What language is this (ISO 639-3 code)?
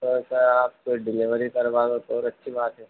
hin